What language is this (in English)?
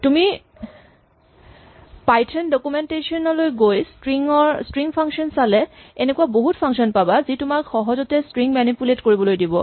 Assamese